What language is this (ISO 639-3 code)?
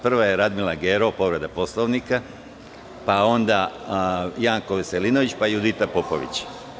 srp